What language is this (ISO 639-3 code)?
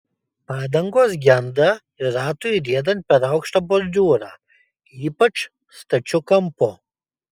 lit